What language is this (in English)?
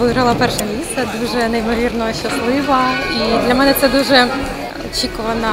Ukrainian